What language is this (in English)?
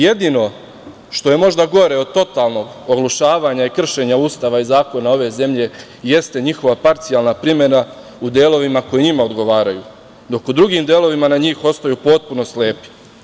Serbian